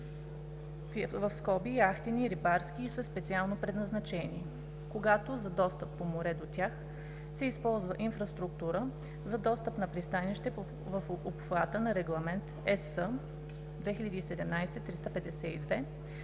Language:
Bulgarian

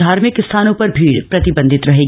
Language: Hindi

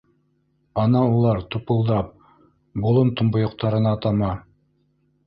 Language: Bashkir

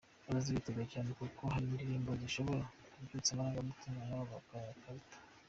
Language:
Kinyarwanda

